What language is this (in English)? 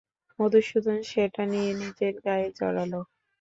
Bangla